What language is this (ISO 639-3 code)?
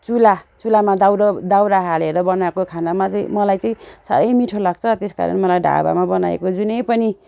nep